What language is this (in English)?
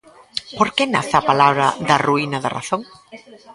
Galician